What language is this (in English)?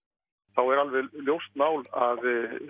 Icelandic